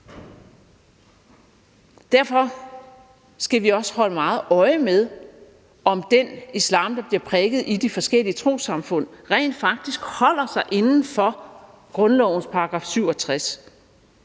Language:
Danish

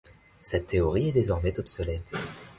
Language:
French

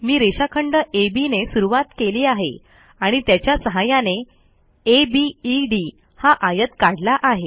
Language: Marathi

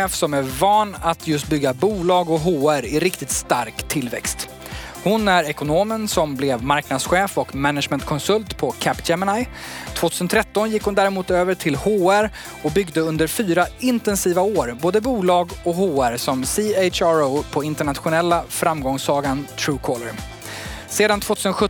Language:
Swedish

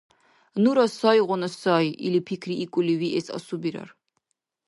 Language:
Dargwa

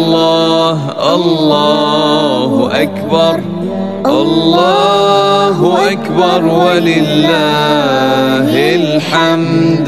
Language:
Arabic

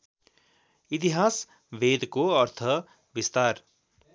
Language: Nepali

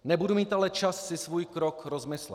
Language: Czech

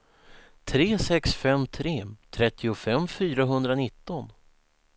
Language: Swedish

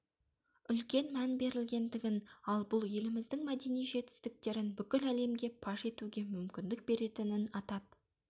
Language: Kazakh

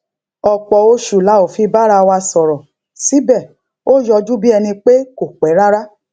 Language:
Yoruba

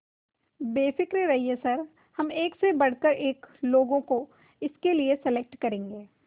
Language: Hindi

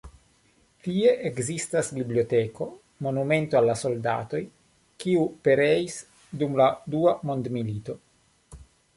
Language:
Esperanto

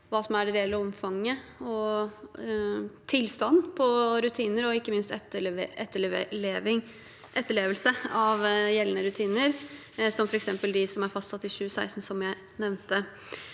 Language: Norwegian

